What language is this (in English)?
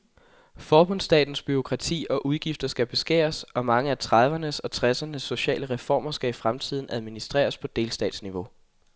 Danish